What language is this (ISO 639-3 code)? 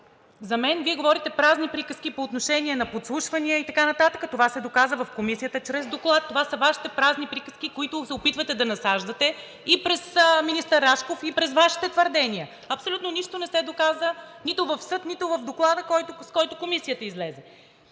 bul